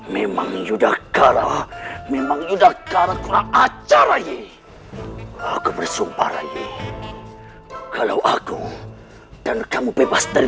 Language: Indonesian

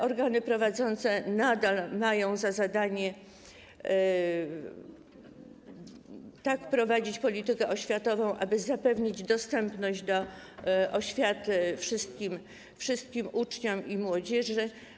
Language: Polish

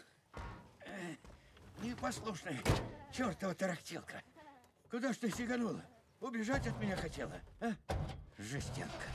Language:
Russian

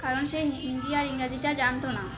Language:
Bangla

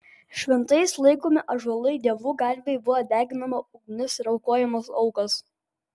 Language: Lithuanian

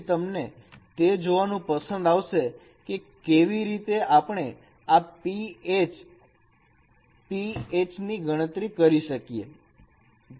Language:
Gujarati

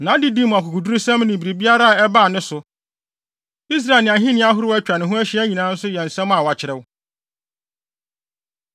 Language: Akan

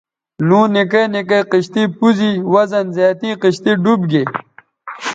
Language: Bateri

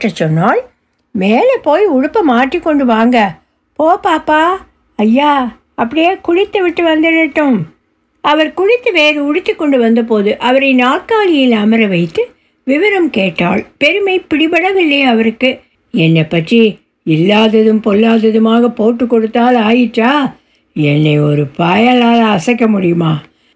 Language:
Tamil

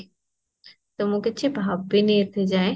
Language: Odia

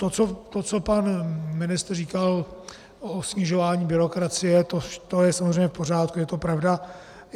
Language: Czech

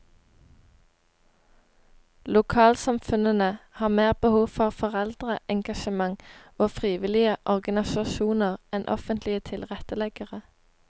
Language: Norwegian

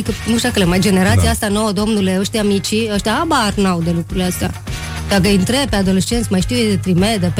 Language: Romanian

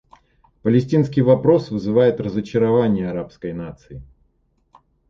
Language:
Russian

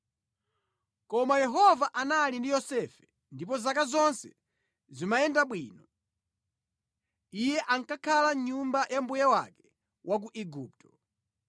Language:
Nyanja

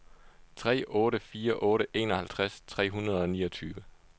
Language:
Danish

